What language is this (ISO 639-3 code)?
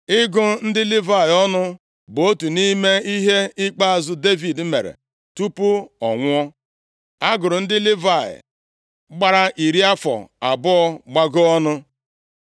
ibo